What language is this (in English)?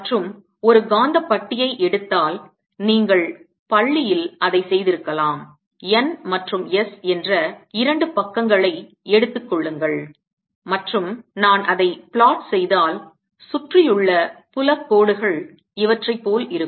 Tamil